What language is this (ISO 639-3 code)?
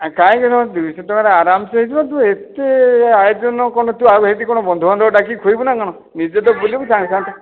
ori